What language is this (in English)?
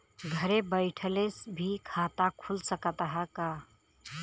Bhojpuri